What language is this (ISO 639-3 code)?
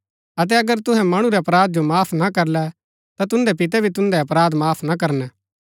gbk